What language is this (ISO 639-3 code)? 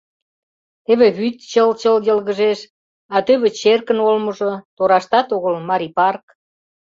chm